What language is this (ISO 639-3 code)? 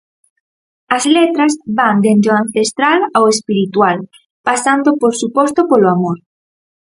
glg